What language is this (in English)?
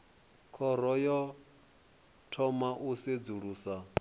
Venda